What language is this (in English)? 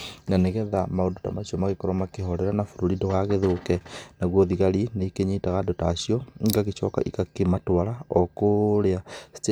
Kikuyu